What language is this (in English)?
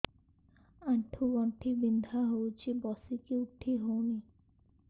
Odia